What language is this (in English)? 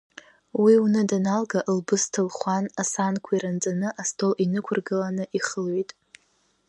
Abkhazian